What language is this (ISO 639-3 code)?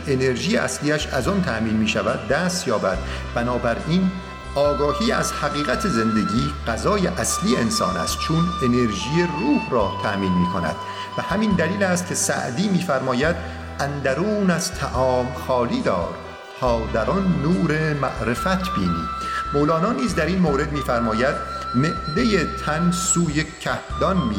fas